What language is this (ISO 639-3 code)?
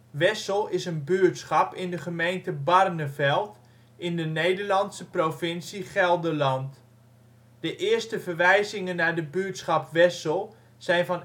nld